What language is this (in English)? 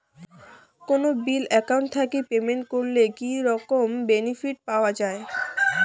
Bangla